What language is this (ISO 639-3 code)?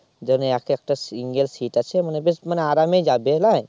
ben